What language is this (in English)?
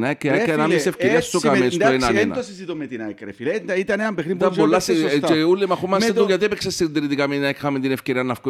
Greek